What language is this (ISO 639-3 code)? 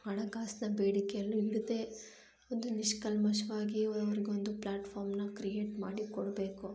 kan